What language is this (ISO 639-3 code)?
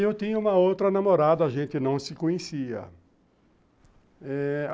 por